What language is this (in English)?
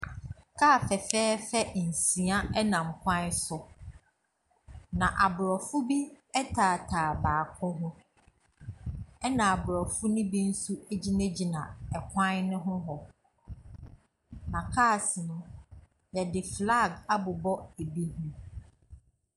Akan